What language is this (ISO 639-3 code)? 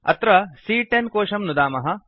san